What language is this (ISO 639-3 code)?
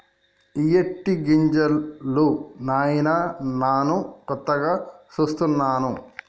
tel